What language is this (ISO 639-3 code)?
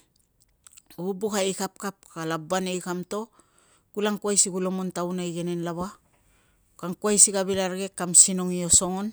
lcm